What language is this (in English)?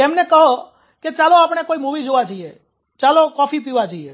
Gujarati